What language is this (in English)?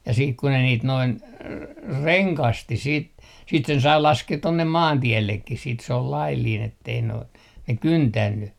Finnish